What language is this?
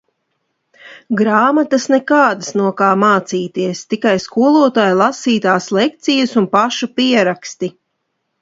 Latvian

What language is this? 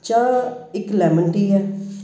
Punjabi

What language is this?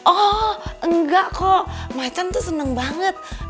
Indonesian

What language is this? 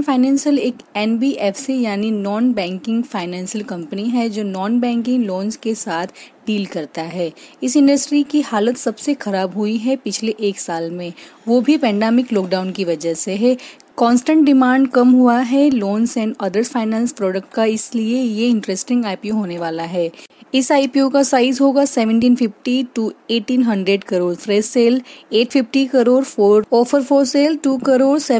Hindi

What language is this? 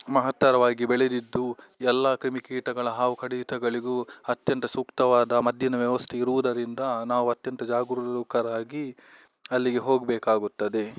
Kannada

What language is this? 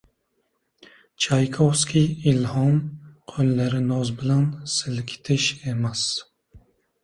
Uzbek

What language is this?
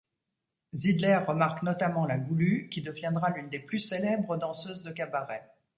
French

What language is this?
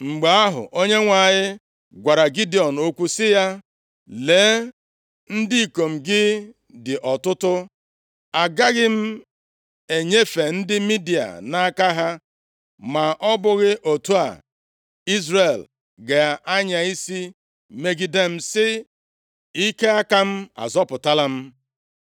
Igbo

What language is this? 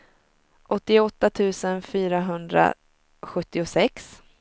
Swedish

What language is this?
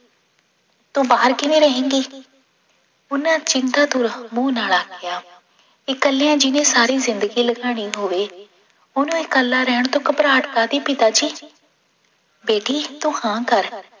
Punjabi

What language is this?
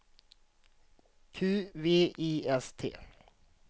Swedish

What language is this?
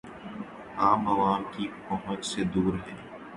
Urdu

